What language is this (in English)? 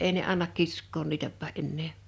Finnish